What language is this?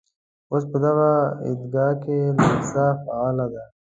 Pashto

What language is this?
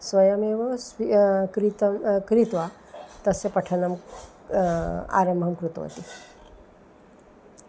Sanskrit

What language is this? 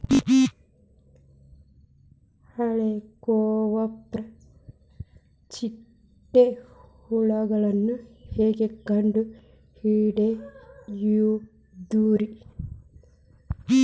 Kannada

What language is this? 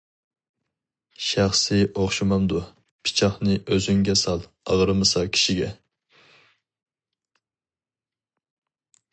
Uyghur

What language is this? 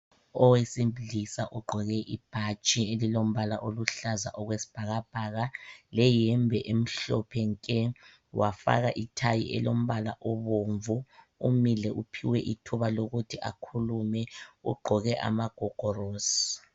North Ndebele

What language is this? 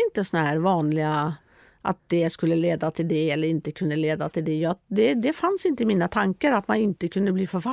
Swedish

